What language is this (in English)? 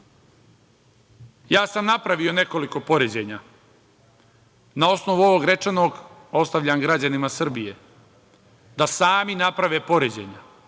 Serbian